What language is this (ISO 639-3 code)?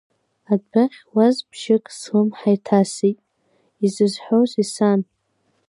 abk